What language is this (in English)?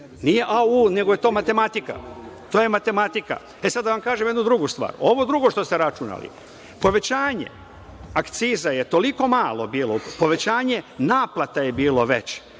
Serbian